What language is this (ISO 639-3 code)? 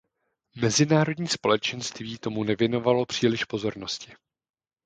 ces